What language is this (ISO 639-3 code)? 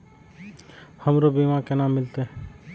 mai